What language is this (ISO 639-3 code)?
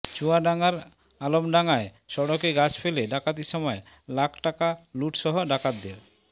ben